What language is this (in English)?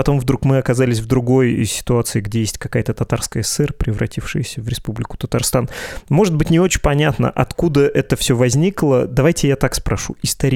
Russian